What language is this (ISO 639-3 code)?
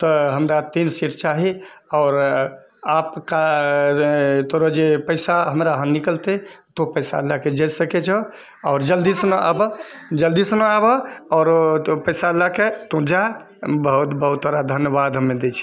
mai